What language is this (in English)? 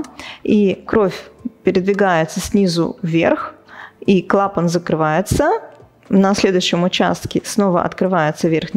Russian